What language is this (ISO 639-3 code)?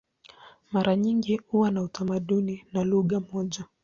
swa